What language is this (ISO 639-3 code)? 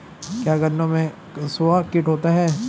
hin